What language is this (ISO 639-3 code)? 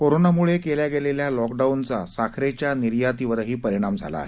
mar